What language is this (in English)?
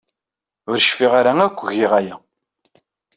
Kabyle